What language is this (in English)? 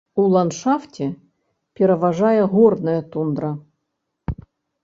Belarusian